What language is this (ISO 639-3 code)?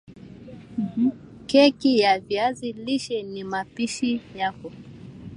swa